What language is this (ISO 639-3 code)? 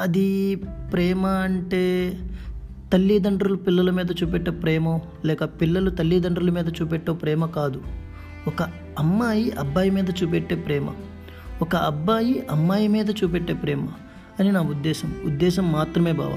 tel